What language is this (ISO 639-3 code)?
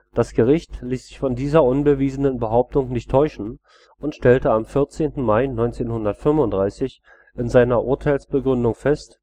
deu